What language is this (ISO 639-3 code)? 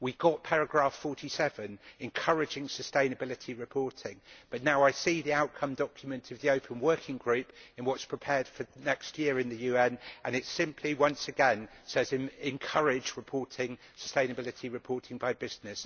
eng